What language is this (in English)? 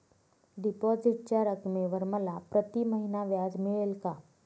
Marathi